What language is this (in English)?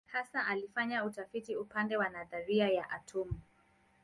Swahili